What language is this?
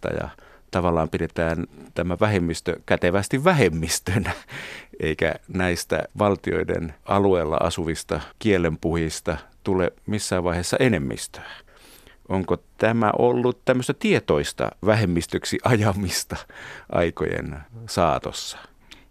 Finnish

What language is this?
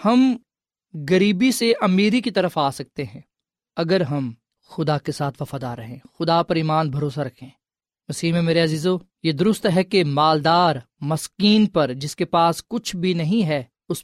Urdu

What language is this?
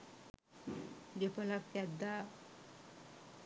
Sinhala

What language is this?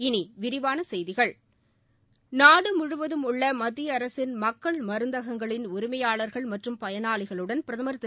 Tamil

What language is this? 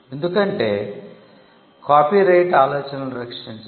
Telugu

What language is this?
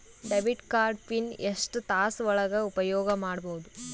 Kannada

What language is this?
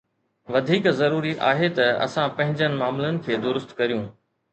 Sindhi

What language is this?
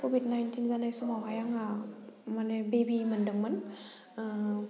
Bodo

